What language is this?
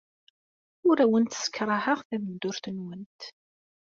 Kabyle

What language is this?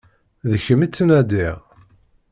Kabyle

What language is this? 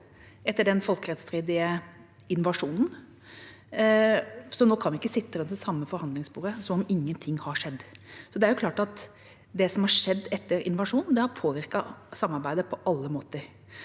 Norwegian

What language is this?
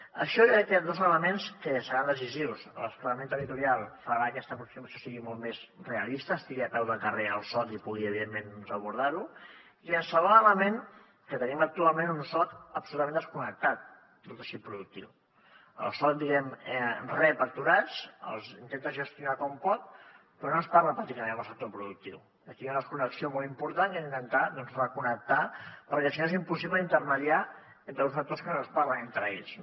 Catalan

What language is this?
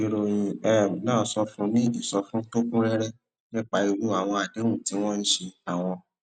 Yoruba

